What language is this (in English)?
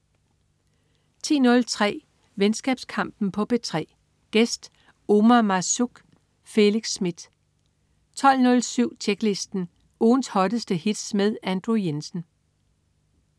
Danish